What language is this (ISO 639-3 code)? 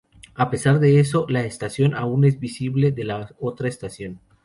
spa